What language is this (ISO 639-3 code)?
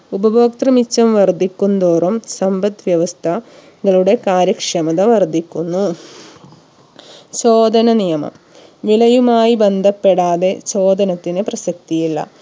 mal